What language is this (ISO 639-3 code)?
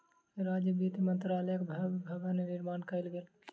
mai